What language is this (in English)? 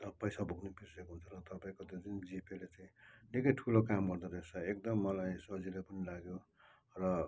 Nepali